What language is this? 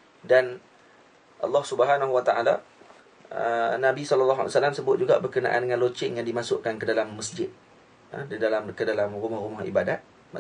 Malay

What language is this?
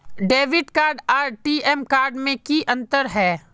Magahi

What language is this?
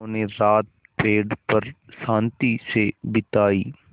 Hindi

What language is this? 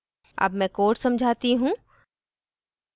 Hindi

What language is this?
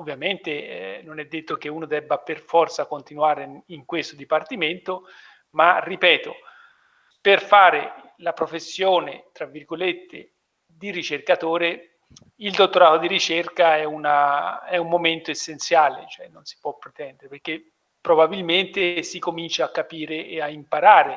Italian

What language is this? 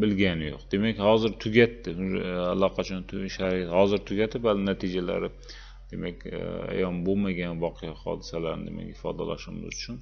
Turkish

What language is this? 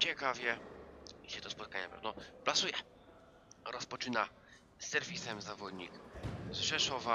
Polish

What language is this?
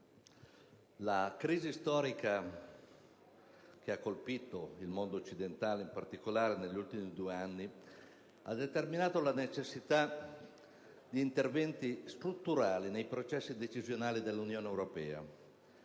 Italian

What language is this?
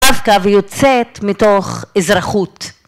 Hebrew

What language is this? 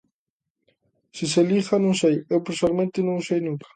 Galician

